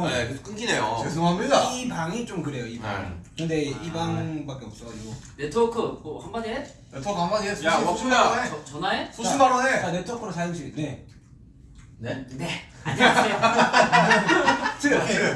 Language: Korean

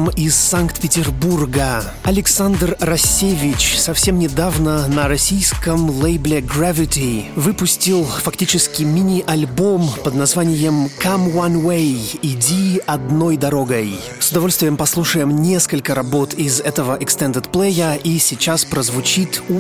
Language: Russian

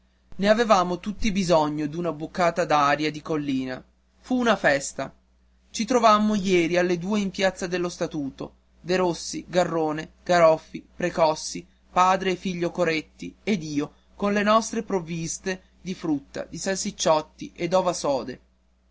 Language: Italian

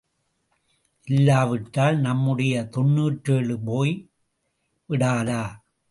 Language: Tamil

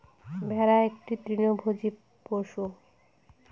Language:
Bangla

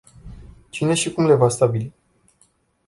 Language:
Romanian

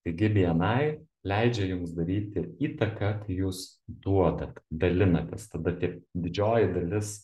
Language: Lithuanian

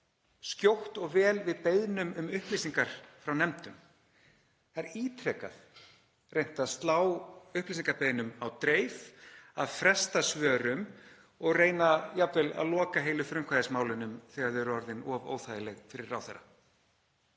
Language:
Icelandic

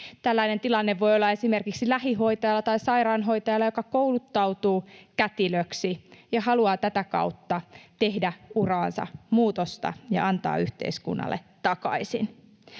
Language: Finnish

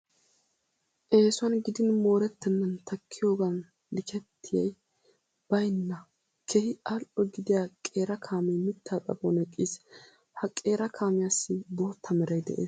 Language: Wolaytta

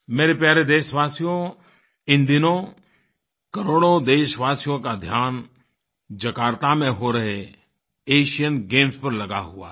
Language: Hindi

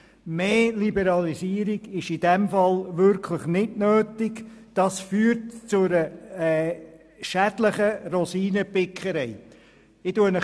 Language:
Swiss German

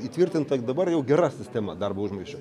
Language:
Lithuanian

